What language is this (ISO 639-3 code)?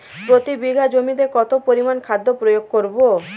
ben